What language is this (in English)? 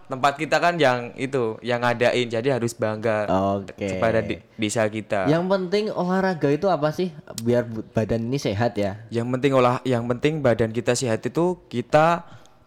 Indonesian